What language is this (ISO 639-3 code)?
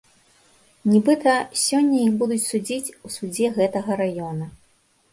bel